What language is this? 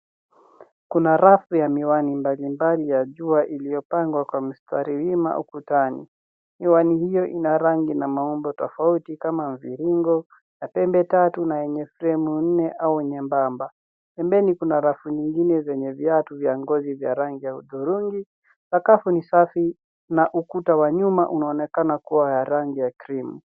Swahili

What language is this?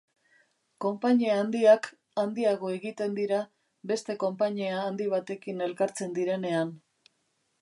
Basque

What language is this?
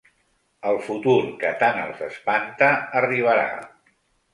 Catalan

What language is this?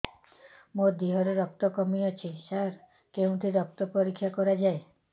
Odia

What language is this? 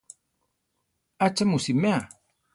Central Tarahumara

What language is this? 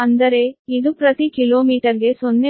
Kannada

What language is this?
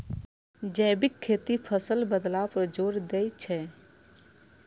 Maithili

